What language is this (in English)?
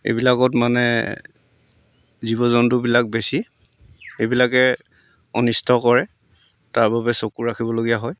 Assamese